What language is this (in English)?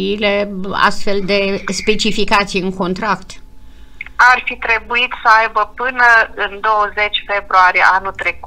Romanian